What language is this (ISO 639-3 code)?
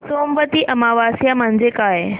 mar